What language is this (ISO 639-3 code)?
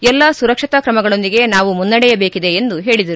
kan